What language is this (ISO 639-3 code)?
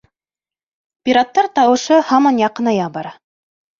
bak